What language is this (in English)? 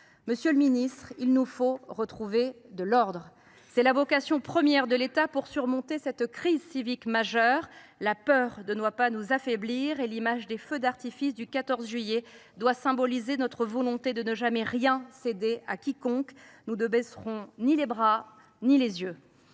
French